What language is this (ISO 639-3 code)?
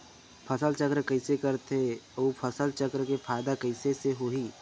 hne